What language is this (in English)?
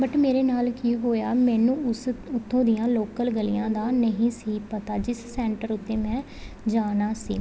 Punjabi